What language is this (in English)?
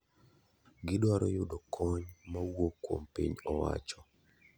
Luo (Kenya and Tanzania)